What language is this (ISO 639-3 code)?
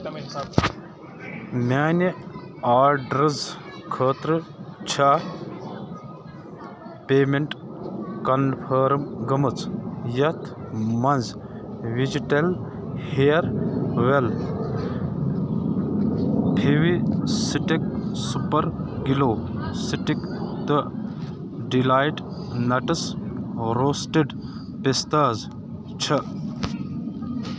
kas